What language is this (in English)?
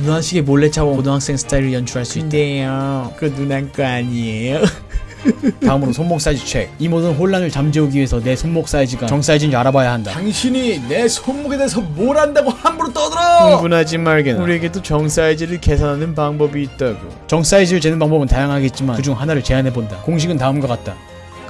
Korean